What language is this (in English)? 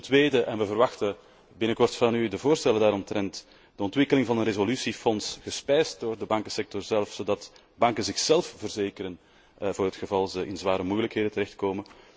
Dutch